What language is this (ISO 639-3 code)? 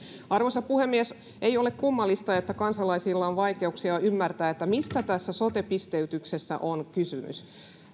fin